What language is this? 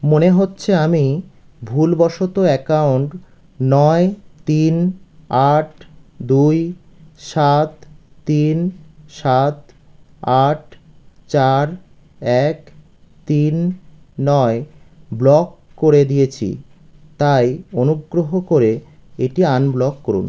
Bangla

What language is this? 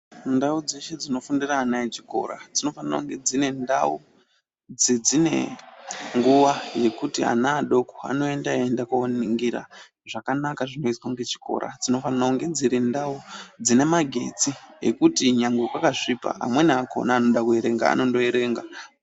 Ndau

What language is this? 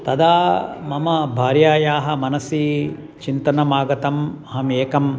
Sanskrit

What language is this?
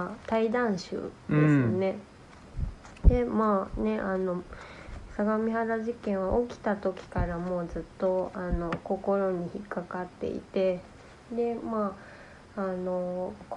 Japanese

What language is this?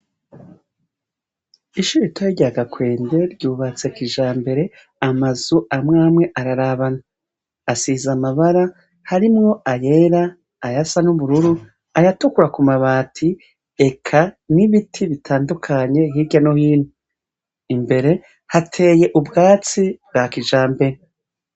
Rundi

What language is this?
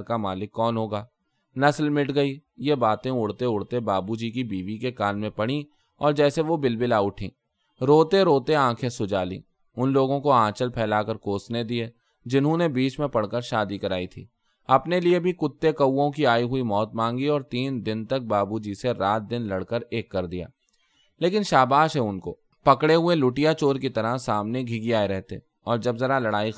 Urdu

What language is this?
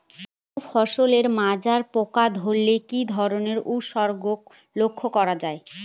Bangla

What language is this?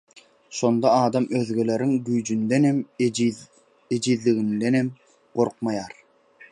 Turkmen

